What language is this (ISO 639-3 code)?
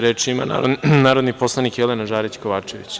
srp